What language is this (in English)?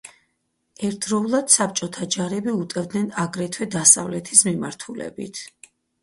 Georgian